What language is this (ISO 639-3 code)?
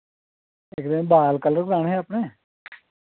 doi